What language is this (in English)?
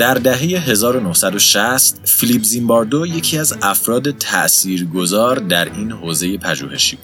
Persian